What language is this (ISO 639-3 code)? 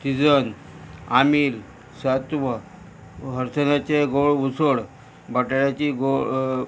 kok